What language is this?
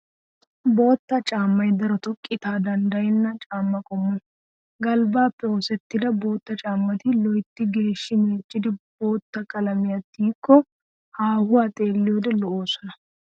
Wolaytta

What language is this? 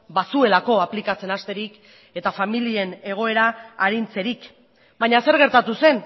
Basque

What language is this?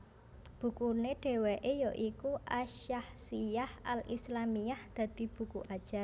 Javanese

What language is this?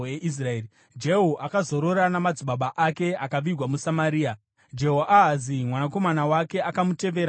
Shona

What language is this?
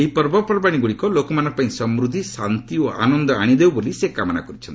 Odia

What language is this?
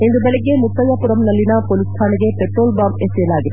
Kannada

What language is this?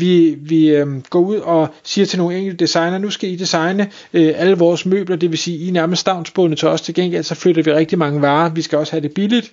Danish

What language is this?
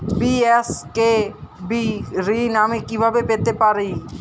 Bangla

